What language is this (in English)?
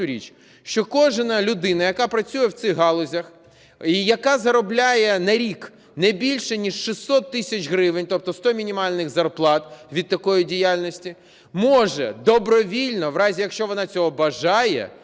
Ukrainian